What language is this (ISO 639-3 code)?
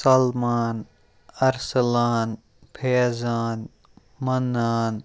kas